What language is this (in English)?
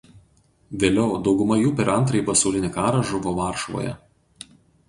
Lithuanian